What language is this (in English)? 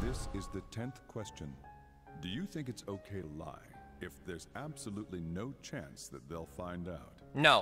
English